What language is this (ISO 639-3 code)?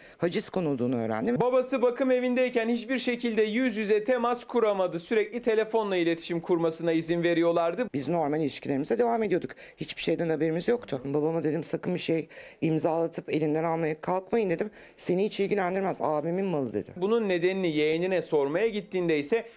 tur